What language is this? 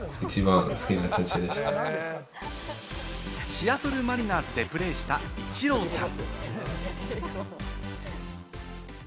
Japanese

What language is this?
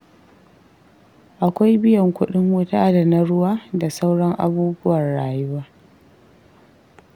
Hausa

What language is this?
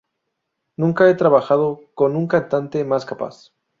Spanish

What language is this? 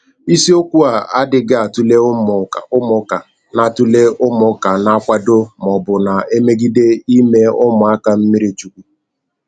Igbo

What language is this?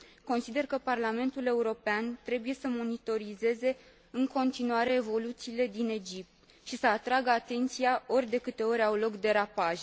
Romanian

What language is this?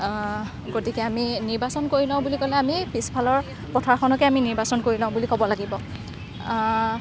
Assamese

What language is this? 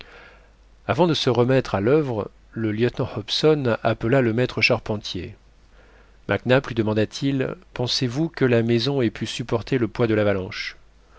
French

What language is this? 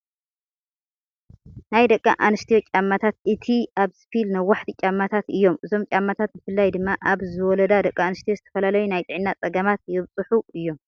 Tigrinya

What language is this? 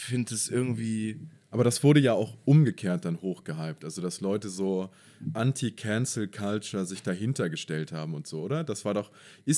German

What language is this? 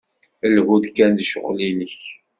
Kabyle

